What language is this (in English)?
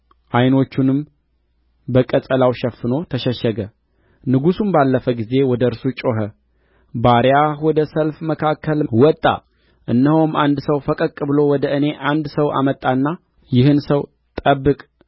Amharic